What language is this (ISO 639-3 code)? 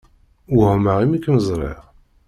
kab